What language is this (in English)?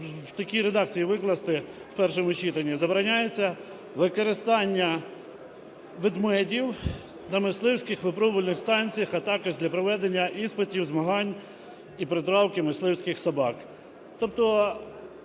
Ukrainian